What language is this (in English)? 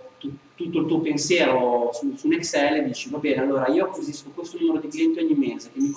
Italian